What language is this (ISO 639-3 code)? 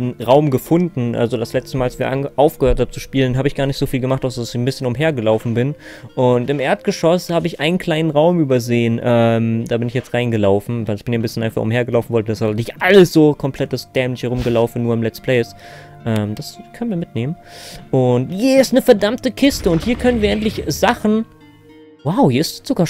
deu